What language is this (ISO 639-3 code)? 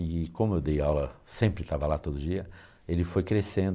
por